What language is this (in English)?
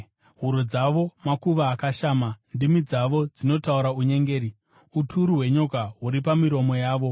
Shona